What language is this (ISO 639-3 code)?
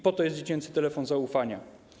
pol